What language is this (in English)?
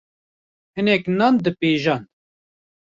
Kurdish